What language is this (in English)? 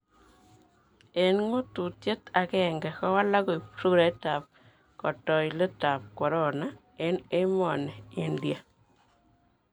Kalenjin